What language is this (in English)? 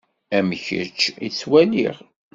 Kabyle